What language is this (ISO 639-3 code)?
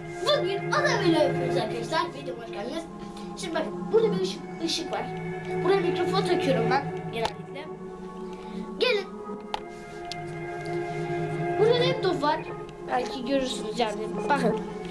tur